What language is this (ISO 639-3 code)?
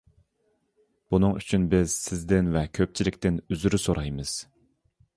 uig